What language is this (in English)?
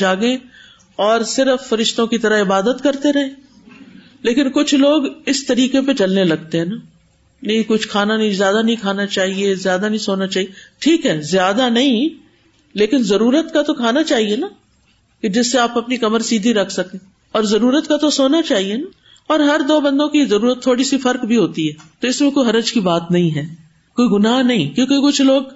Urdu